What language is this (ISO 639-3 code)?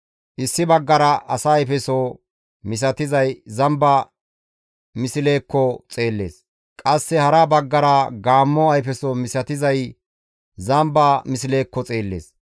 gmv